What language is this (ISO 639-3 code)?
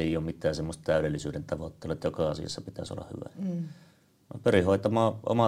fin